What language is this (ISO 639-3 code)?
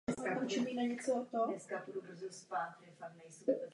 ces